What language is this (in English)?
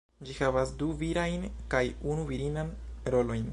Esperanto